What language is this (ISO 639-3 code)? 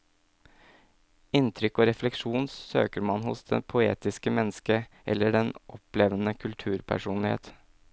nor